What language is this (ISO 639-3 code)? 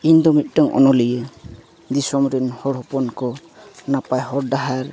sat